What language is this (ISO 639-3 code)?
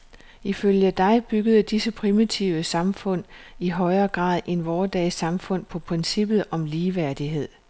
dan